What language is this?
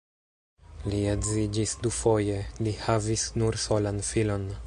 Esperanto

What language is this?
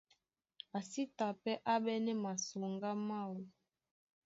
Duala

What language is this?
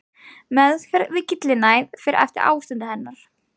Icelandic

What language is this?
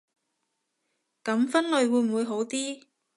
Cantonese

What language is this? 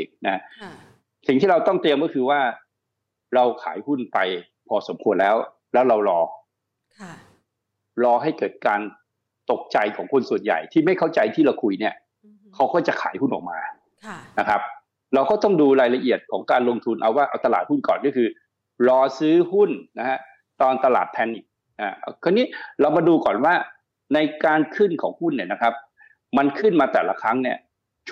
Thai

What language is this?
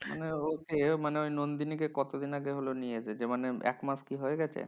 Bangla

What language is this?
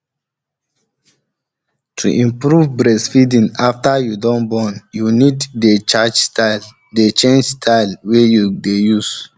Nigerian Pidgin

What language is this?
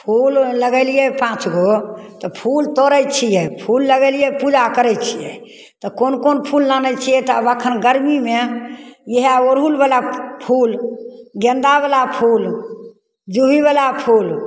Maithili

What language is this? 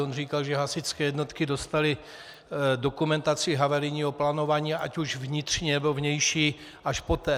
Czech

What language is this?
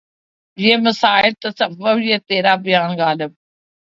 Urdu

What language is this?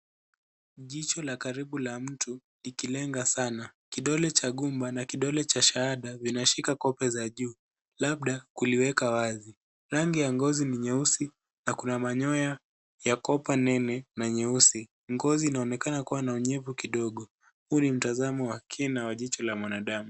Swahili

